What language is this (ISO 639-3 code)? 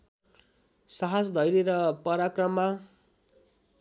nep